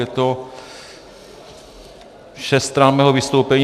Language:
Czech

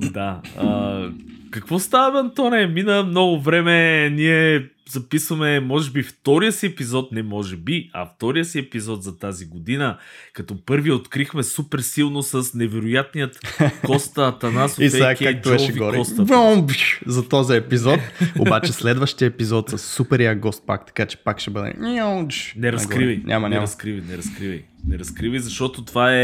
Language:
Bulgarian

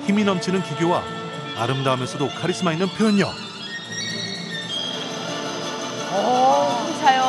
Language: Korean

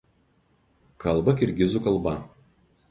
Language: Lithuanian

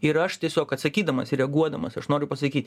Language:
Lithuanian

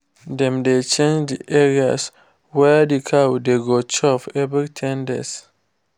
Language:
Nigerian Pidgin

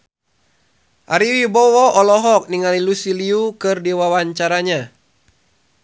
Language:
Sundanese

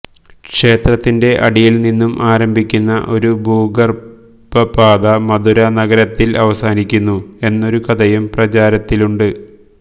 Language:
Malayalam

